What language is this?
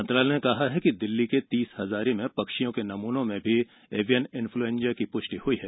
Hindi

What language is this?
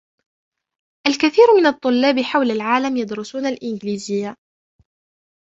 Arabic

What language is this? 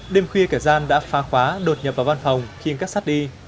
Vietnamese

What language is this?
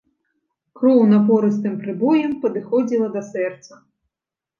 Belarusian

